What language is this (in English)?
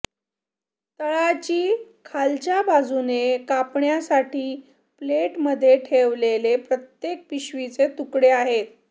Marathi